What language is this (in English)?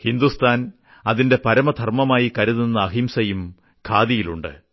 Malayalam